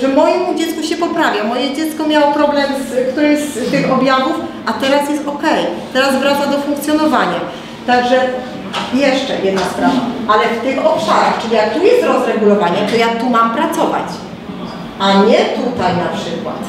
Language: Polish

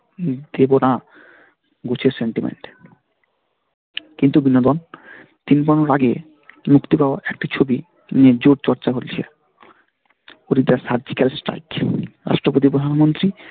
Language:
Bangla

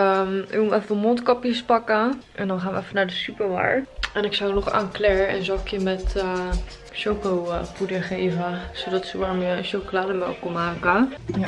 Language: Dutch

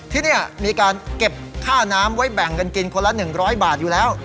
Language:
Thai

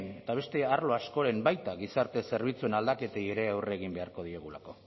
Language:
Basque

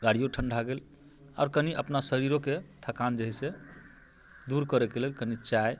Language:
Maithili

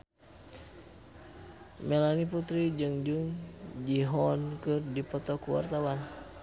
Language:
Sundanese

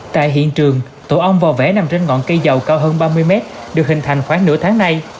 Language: Vietnamese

